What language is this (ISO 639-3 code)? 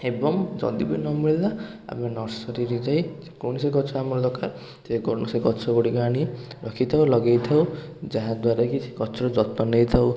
ori